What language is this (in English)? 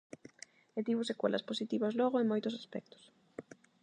Galician